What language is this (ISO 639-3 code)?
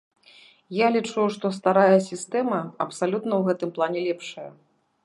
bel